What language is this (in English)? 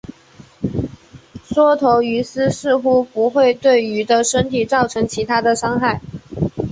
Chinese